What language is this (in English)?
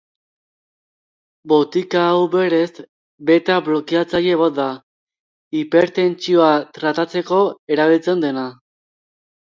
Basque